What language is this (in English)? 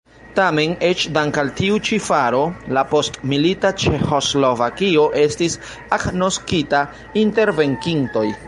Esperanto